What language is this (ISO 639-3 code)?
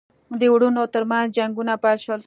pus